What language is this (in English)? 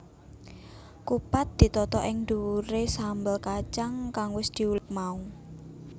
Javanese